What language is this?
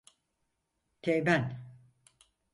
Turkish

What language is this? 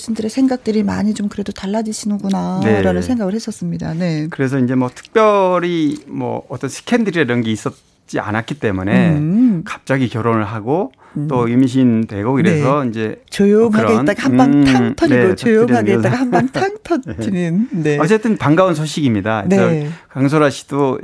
Korean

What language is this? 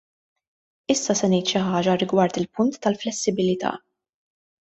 Maltese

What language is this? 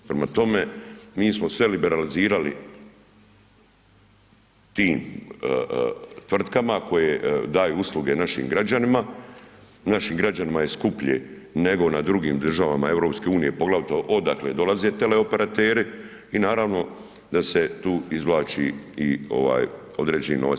Croatian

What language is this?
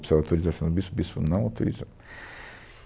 Portuguese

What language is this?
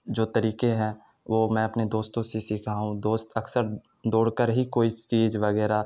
Urdu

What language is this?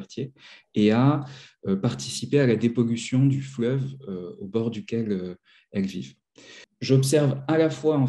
French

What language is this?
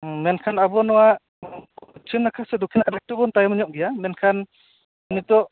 Santali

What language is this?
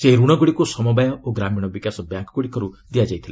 Odia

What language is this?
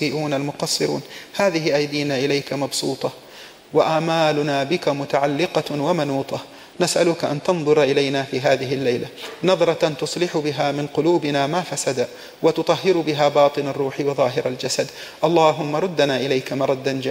Arabic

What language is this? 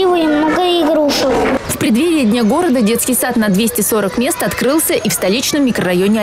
Russian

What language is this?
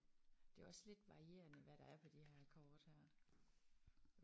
Danish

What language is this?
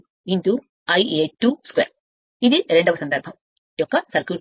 Telugu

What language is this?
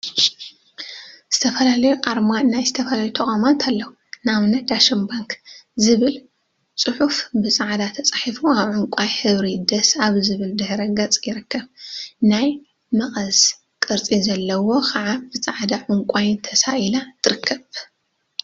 Tigrinya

